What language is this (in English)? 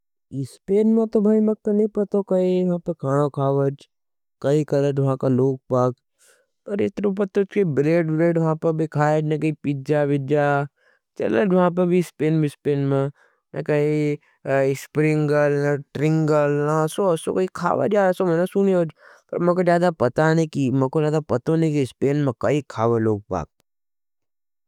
Nimadi